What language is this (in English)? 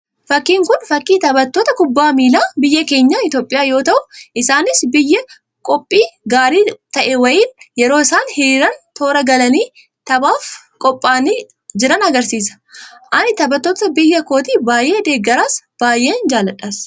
Oromo